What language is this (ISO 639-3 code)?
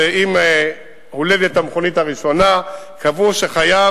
heb